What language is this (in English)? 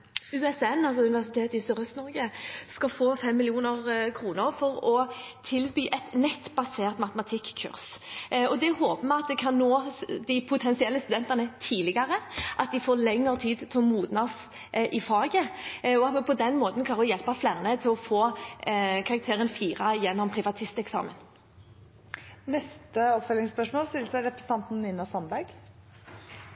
Norwegian